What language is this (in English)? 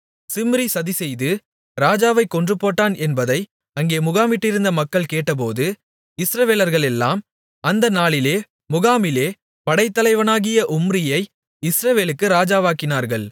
Tamil